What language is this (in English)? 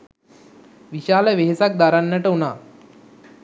Sinhala